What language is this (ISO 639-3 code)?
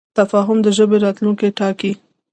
pus